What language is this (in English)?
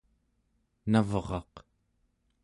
Central Yupik